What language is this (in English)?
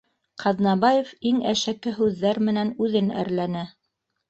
Bashkir